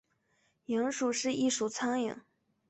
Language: Chinese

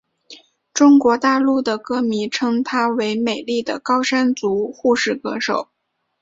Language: Chinese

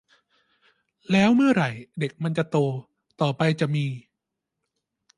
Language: Thai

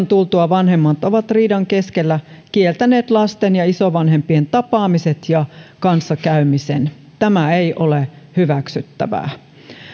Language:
Finnish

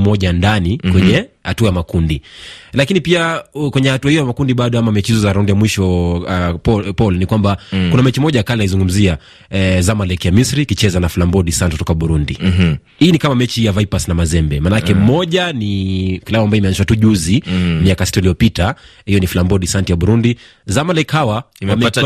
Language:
Swahili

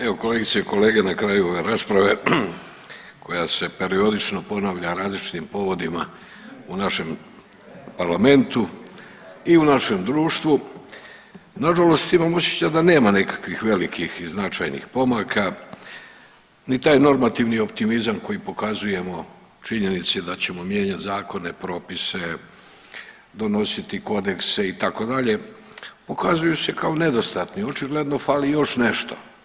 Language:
Croatian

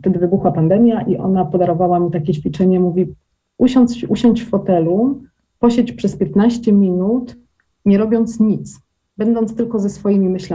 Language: Polish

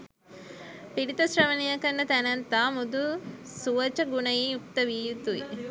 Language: Sinhala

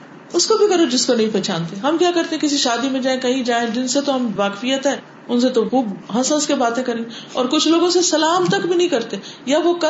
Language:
Urdu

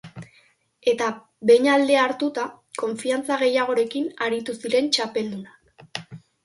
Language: Basque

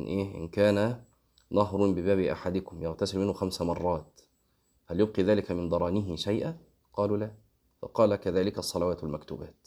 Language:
Arabic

